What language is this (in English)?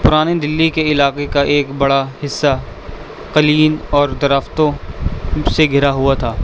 Urdu